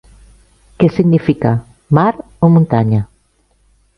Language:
Catalan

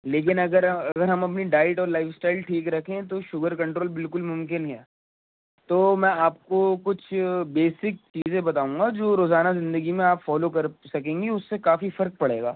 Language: Urdu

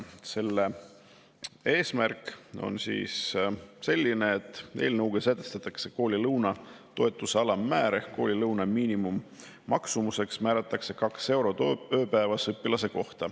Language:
Estonian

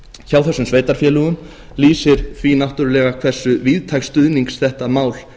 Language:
Icelandic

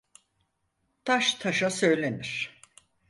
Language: Turkish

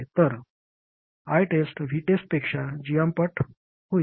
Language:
Marathi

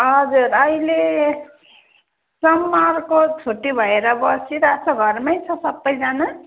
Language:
Nepali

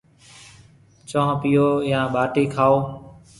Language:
Marwari (Pakistan)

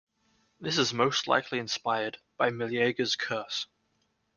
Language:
English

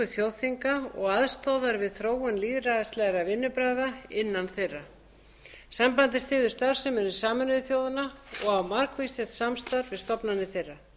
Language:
Icelandic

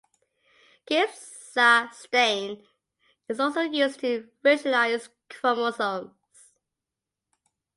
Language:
English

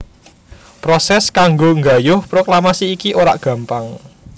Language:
Javanese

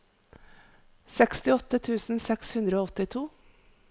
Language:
Norwegian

